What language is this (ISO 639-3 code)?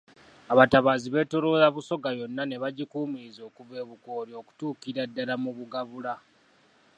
lug